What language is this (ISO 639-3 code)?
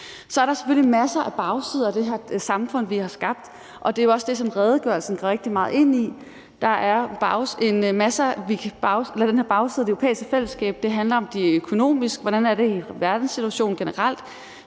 dan